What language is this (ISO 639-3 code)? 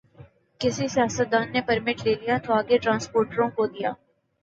urd